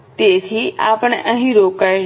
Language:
Gujarati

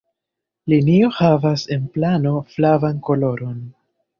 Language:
Esperanto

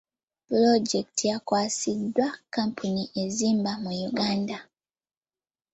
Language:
Ganda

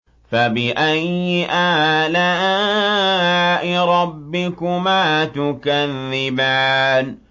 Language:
Arabic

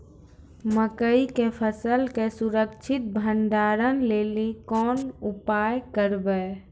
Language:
Maithili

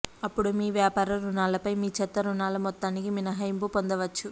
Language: Telugu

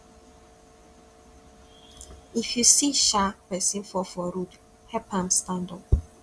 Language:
Nigerian Pidgin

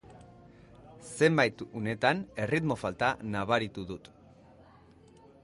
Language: Basque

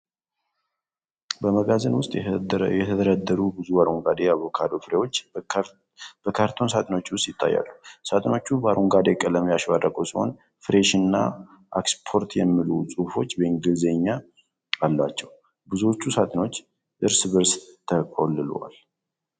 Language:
Amharic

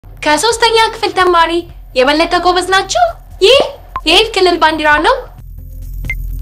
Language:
Arabic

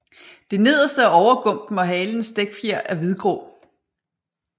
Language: Danish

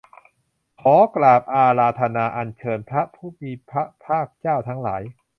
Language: Thai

